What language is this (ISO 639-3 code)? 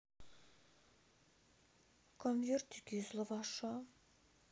rus